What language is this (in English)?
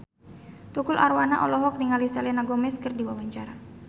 Sundanese